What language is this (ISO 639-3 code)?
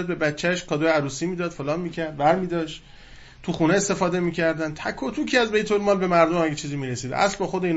fas